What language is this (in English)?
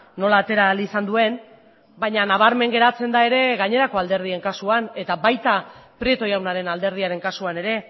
Basque